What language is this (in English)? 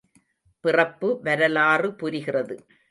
Tamil